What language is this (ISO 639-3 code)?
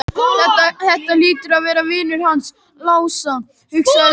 isl